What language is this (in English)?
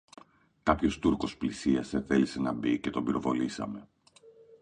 Greek